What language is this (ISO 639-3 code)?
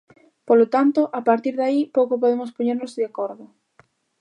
glg